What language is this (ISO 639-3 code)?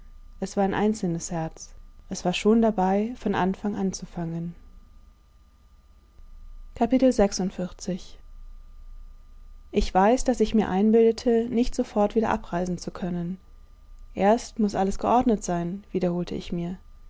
deu